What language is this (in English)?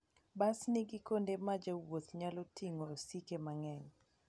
Luo (Kenya and Tanzania)